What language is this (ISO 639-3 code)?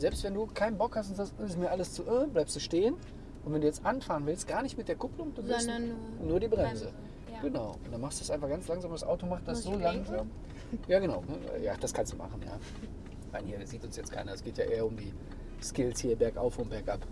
deu